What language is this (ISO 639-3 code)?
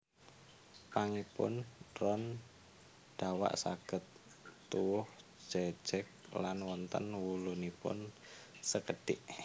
jav